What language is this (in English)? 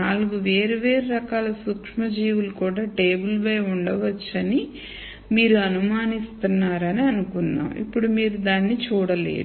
Telugu